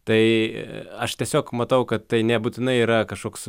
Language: Lithuanian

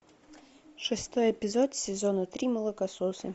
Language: Russian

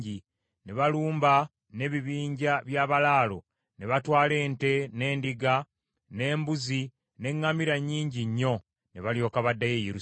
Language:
Ganda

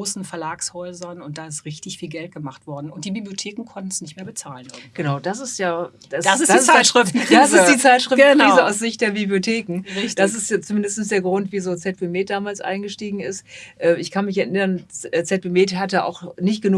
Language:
German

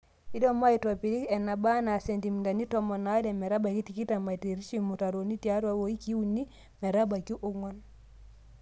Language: Masai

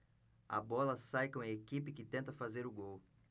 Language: Portuguese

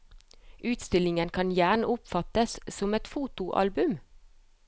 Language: Norwegian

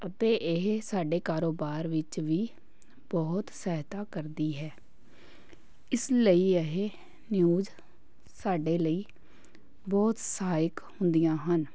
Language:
Punjabi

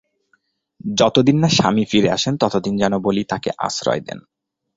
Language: Bangla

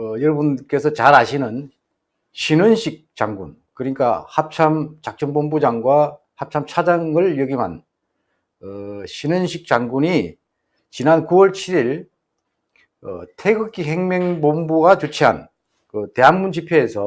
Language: Korean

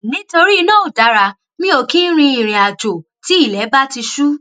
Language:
Yoruba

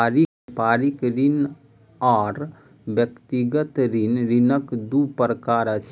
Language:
Maithili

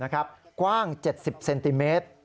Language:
Thai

